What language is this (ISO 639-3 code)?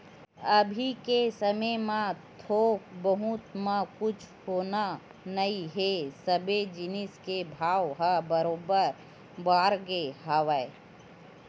hne